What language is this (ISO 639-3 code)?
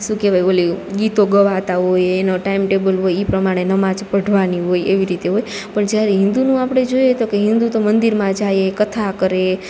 guj